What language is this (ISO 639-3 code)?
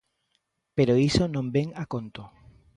glg